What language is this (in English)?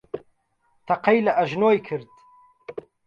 Central Kurdish